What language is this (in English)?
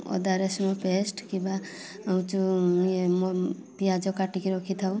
Odia